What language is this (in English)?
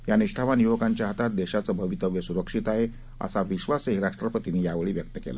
Marathi